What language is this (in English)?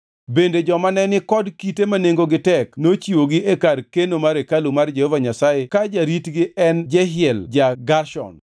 Luo (Kenya and Tanzania)